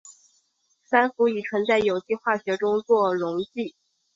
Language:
Chinese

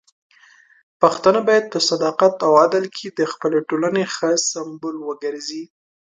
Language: Pashto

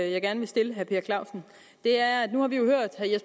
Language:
Danish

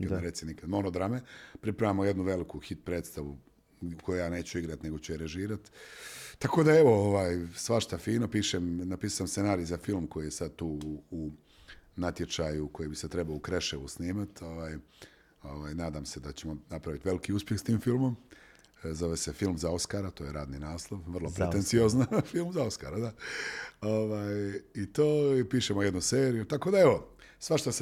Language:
Croatian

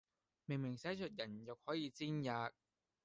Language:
Cantonese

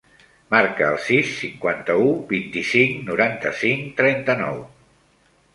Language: Catalan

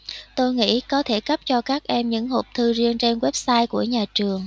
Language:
Vietnamese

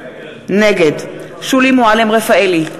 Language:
Hebrew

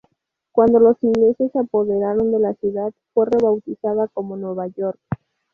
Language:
Spanish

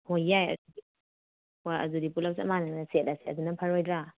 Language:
Manipuri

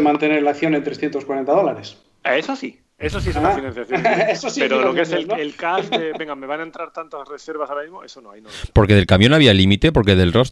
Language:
Spanish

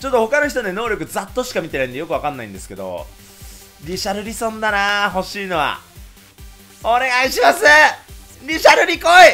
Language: Japanese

